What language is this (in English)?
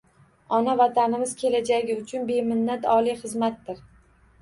Uzbek